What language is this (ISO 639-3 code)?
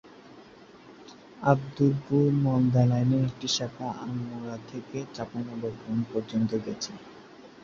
ben